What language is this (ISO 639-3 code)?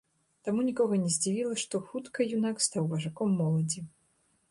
bel